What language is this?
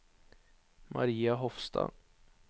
Norwegian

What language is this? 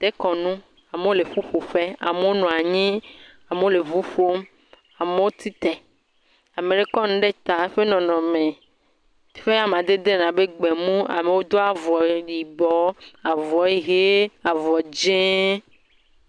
Ewe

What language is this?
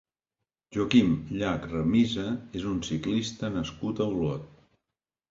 Catalan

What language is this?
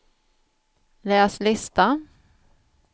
Swedish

